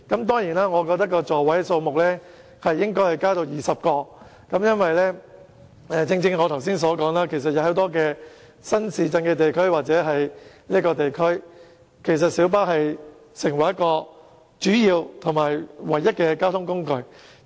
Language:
Cantonese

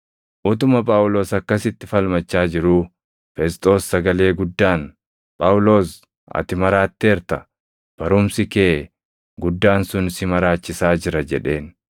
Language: Oromo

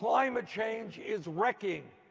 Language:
English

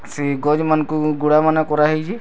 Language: Odia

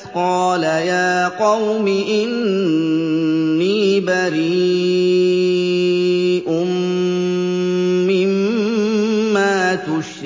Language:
Arabic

